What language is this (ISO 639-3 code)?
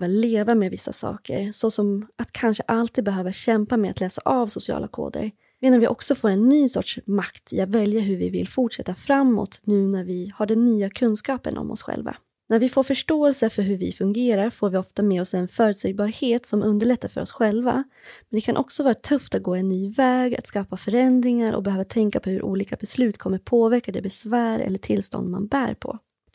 swe